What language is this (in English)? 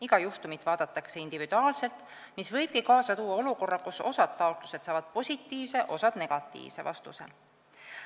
Estonian